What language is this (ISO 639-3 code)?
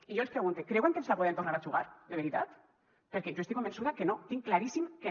cat